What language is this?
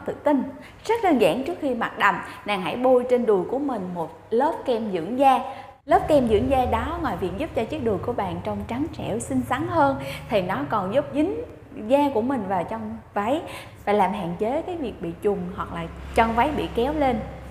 Vietnamese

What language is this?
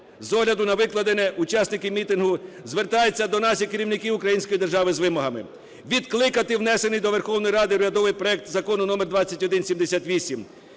Ukrainian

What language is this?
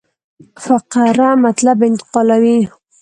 Pashto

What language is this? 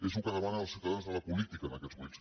Catalan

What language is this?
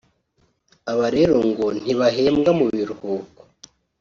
Kinyarwanda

